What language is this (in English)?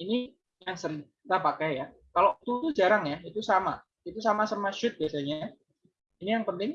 Indonesian